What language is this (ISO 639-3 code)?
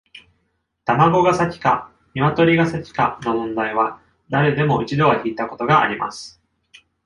jpn